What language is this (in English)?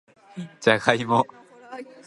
Japanese